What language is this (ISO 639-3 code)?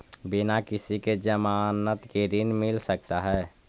mag